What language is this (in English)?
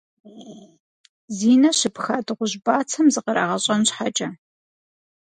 Kabardian